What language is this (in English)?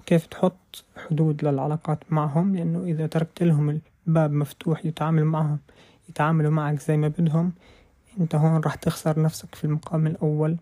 Arabic